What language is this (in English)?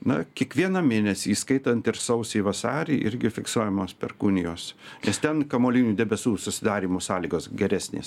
Lithuanian